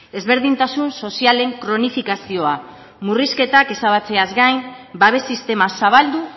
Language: Basque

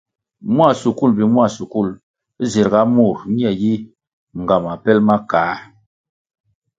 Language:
Kwasio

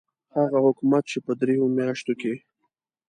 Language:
Pashto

